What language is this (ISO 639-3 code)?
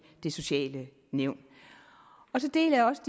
dan